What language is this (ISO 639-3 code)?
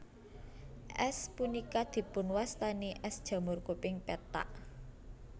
jav